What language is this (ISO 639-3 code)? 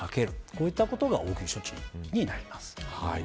jpn